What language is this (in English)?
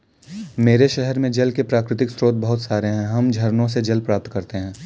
Hindi